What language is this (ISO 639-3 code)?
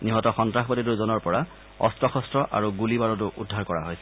asm